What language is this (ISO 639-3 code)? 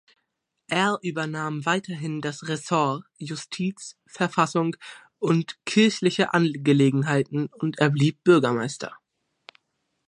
deu